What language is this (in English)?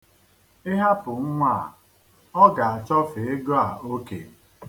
Igbo